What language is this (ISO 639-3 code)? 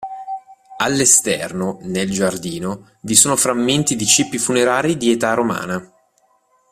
ita